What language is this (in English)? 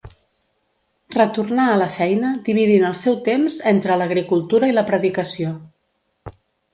Catalan